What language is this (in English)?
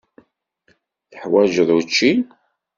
Kabyle